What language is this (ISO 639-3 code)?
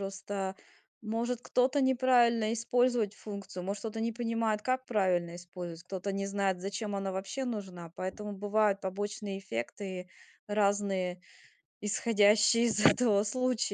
rus